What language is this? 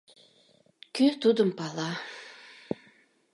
Mari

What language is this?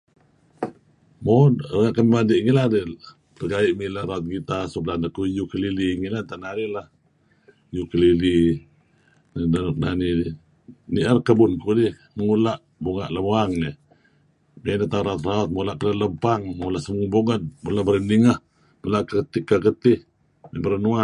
Kelabit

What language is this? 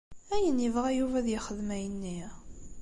Kabyle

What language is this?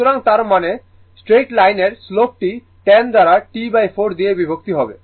Bangla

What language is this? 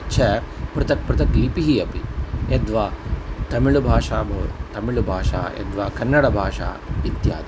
Sanskrit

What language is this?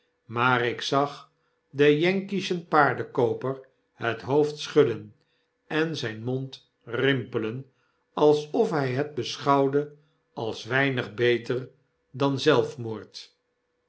Dutch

